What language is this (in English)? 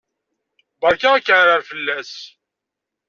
Kabyle